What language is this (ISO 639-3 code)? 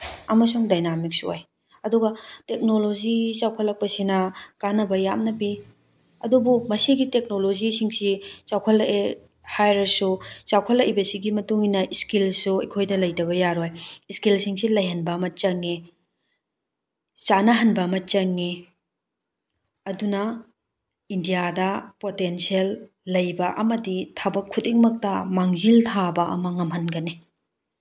mni